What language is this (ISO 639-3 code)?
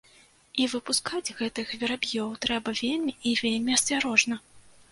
bel